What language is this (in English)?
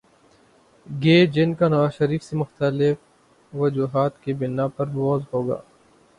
Urdu